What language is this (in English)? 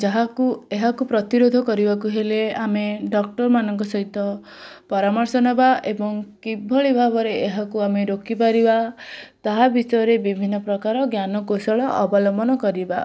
Odia